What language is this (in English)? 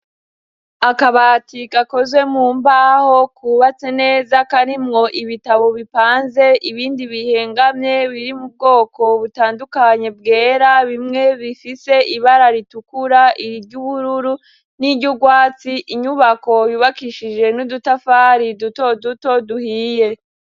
Rundi